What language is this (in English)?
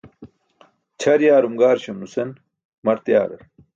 Burushaski